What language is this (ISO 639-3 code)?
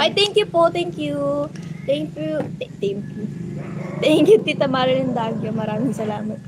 fil